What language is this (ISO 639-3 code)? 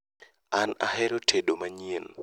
luo